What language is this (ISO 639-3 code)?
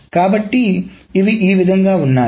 tel